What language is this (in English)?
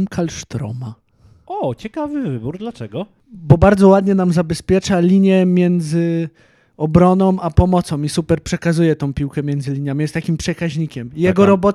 Polish